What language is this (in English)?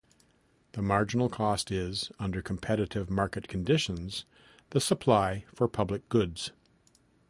English